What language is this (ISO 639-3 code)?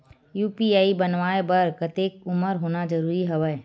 hne